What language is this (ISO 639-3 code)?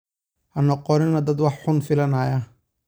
som